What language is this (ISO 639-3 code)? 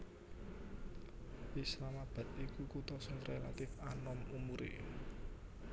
jav